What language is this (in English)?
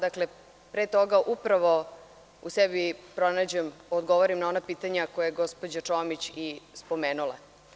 Serbian